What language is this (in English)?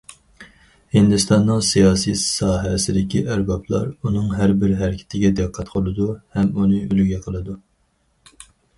Uyghur